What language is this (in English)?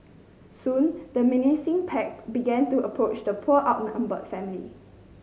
English